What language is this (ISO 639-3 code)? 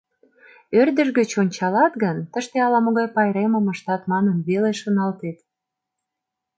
chm